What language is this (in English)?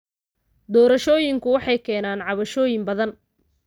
Somali